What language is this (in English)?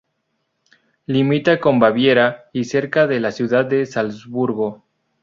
Spanish